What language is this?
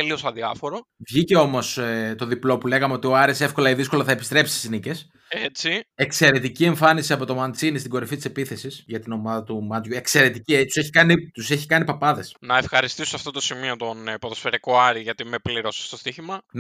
Greek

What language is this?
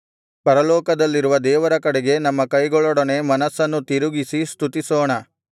Kannada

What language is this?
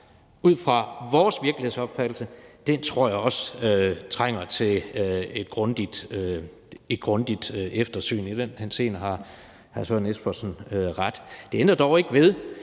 Danish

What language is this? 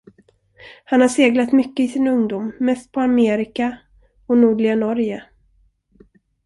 Swedish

